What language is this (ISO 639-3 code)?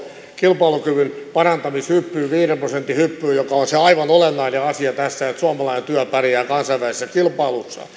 fin